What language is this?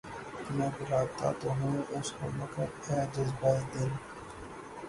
Urdu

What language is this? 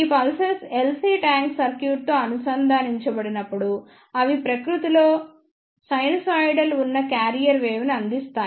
Telugu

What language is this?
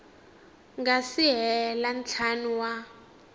Tsonga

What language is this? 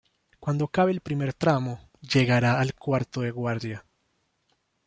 Spanish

